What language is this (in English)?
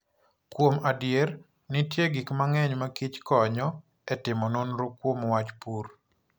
Luo (Kenya and Tanzania)